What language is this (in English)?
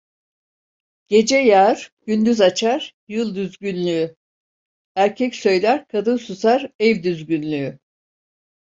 Turkish